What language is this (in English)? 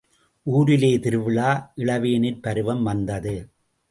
Tamil